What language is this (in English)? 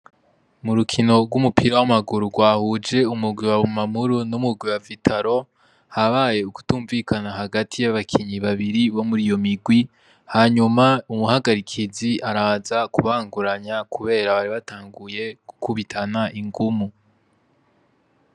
Rundi